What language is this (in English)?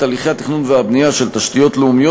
Hebrew